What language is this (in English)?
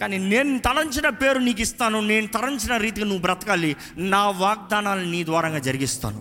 Telugu